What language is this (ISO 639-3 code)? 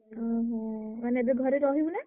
ori